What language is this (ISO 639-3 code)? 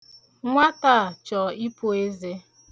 ibo